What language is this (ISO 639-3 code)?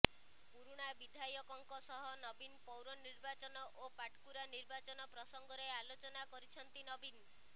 ori